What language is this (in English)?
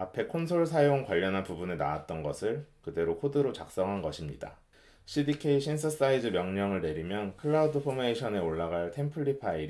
Korean